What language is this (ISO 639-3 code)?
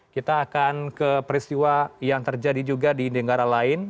ind